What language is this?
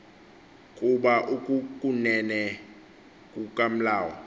Xhosa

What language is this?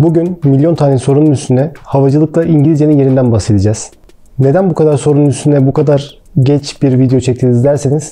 Turkish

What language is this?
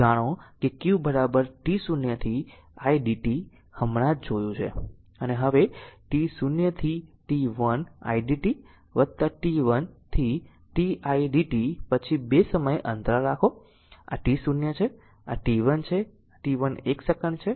Gujarati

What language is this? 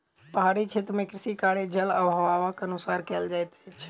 Maithili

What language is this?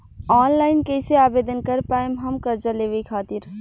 Bhojpuri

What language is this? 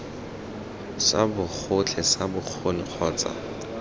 Tswana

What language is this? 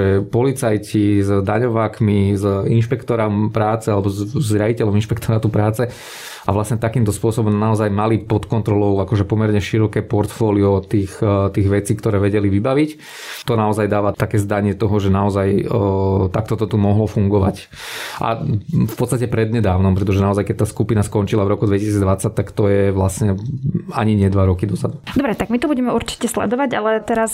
Slovak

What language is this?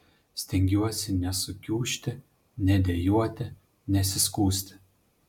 Lithuanian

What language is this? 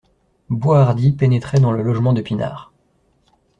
French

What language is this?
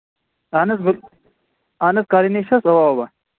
Kashmiri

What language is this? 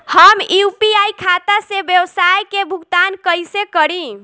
Bhojpuri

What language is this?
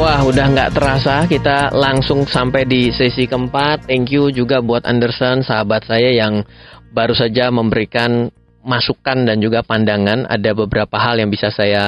Indonesian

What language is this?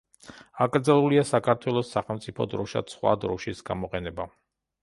Georgian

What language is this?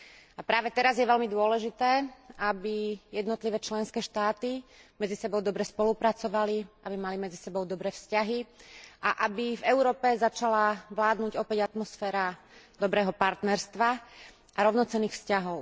Slovak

